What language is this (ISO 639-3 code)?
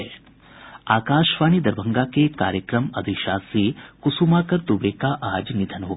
hin